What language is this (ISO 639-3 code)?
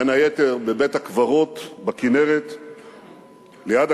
heb